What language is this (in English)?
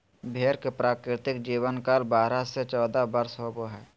Magahi